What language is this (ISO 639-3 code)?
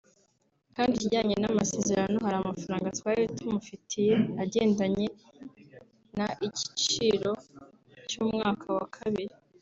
kin